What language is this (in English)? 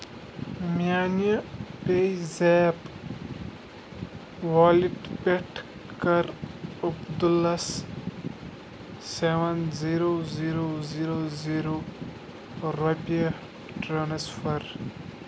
Kashmiri